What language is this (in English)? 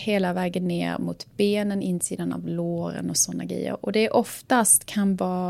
Swedish